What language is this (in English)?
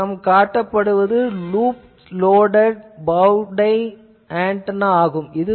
Tamil